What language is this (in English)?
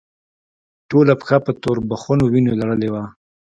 Pashto